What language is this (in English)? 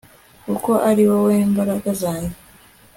Kinyarwanda